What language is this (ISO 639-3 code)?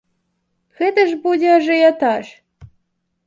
bel